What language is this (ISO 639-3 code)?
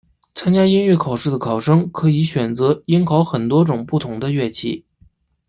zho